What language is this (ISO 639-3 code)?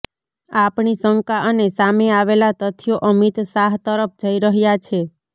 guj